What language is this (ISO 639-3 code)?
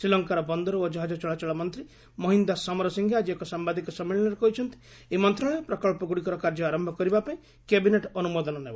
ori